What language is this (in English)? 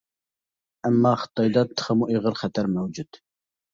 Uyghur